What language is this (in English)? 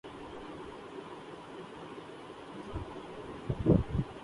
Urdu